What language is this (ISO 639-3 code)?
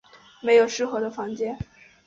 zho